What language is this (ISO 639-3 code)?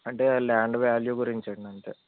tel